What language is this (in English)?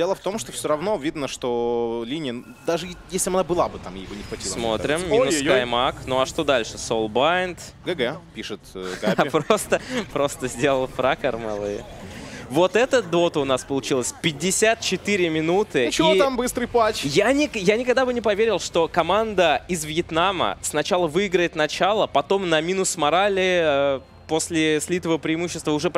Russian